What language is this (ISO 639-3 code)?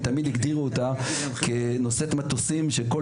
heb